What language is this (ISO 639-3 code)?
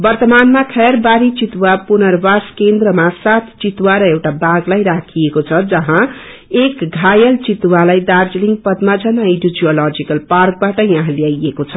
nep